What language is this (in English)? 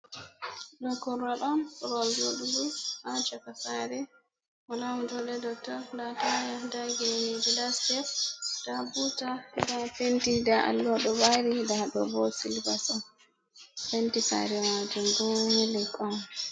Fula